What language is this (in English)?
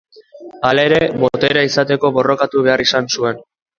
Basque